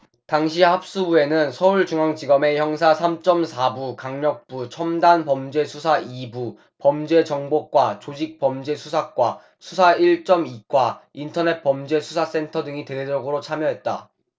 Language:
Korean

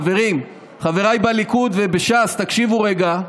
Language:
Hebrew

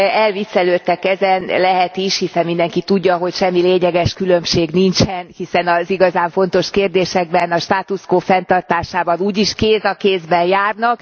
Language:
Hungarian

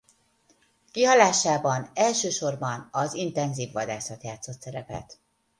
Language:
Hungarian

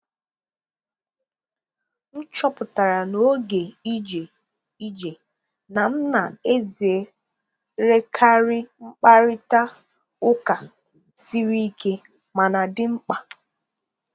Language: Igbo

